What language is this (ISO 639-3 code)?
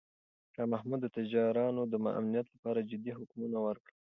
pus